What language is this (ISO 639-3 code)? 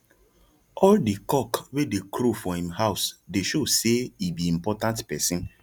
pcm